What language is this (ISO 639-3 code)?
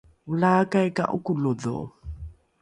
dru